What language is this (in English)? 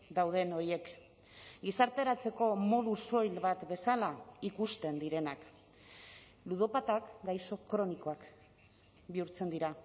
Basque